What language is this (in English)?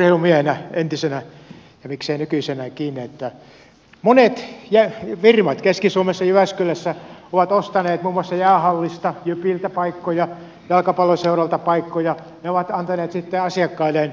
Finnish